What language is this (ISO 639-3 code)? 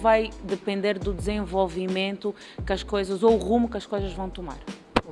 por